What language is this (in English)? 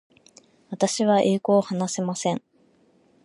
Japanese